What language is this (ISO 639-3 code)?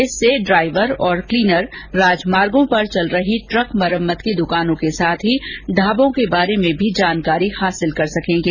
hin